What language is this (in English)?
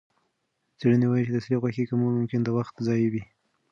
Pashto